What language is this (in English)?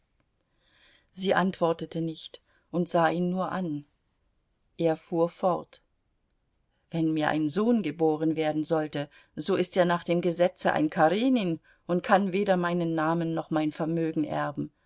German